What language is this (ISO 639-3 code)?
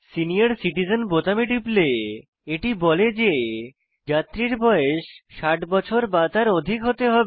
ben